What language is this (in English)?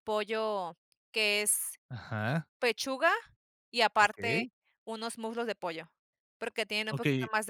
Spanish